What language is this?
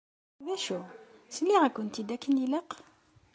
Kabyle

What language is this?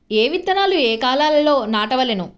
Telugu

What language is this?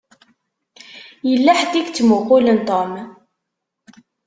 Kabyle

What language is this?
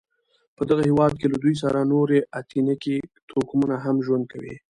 Pashto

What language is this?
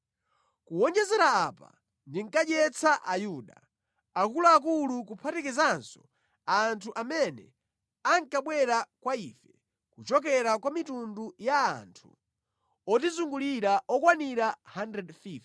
Nyanja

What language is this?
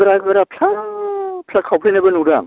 Bodo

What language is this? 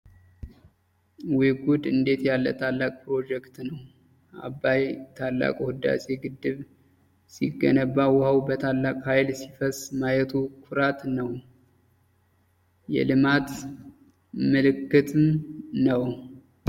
Amharic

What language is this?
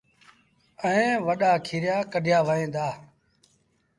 Sindhi Bhil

